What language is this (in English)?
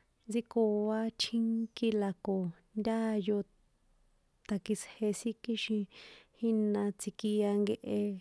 San Juan Atzingo Popoloca